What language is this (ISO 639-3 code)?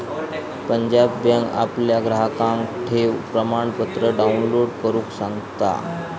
mar